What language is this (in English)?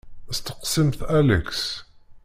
Kabyle